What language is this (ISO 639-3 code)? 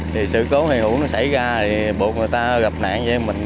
vie